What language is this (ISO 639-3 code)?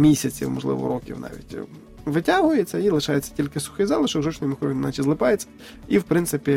ukr